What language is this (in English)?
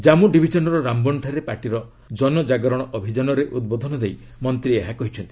Odia